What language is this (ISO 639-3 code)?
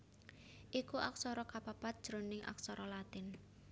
jav